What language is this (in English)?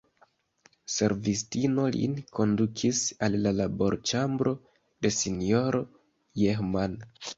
Esperanto